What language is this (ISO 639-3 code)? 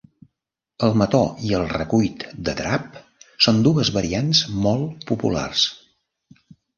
cat